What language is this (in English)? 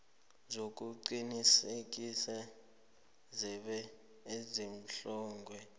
South Ndebele